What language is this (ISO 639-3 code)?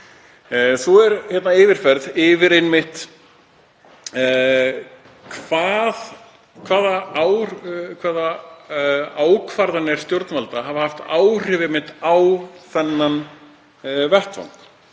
isl